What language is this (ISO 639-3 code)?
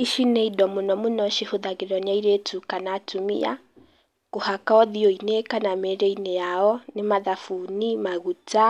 kik